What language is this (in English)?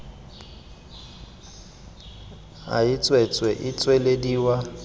Tswana